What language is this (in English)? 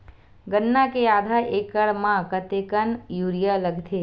Chhattisgarhi